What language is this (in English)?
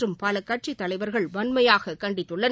Tamil